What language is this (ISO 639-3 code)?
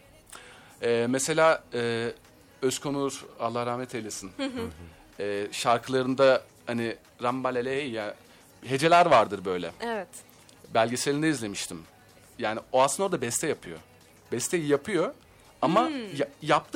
tur